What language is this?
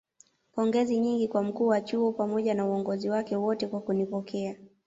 Swahili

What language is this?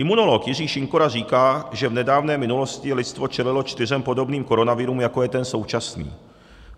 Czech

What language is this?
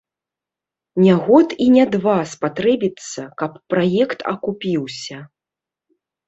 Belarusian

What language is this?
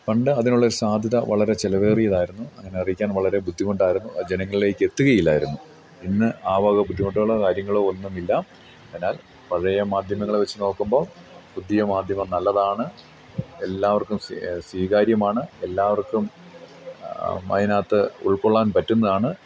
Malayalam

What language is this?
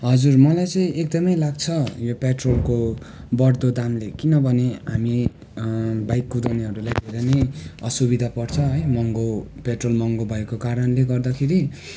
Nepali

